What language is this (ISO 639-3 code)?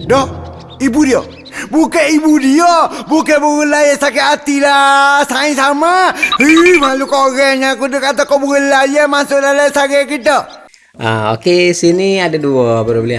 msa